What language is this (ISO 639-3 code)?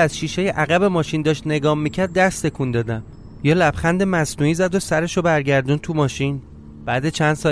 fas